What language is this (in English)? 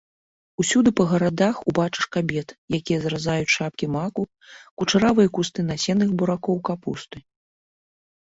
Belarusian